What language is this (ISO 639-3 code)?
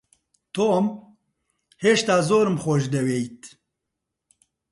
ckb